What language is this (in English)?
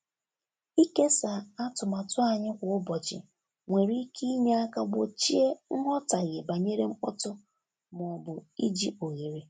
Igbo